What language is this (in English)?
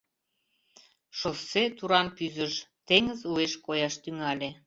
Mari